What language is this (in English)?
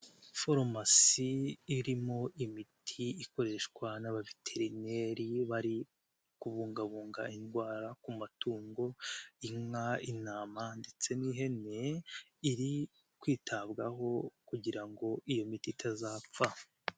Kinyarwanda